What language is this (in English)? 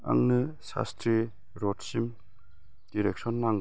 Bodo